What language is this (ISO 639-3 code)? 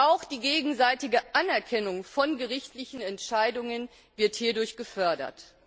deu